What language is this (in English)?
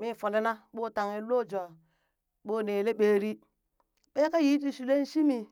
Burak